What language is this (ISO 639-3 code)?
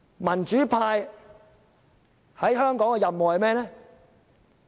yue